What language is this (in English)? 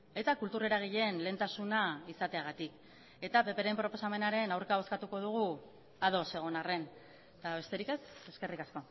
Basque